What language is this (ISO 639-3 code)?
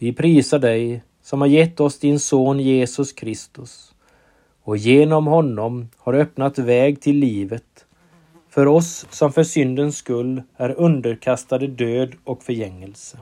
swe